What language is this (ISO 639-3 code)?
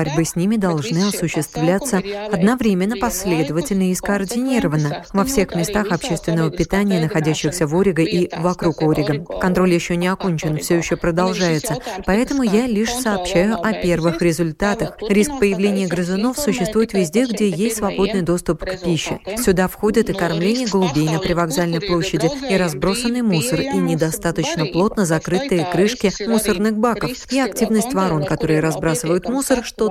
rus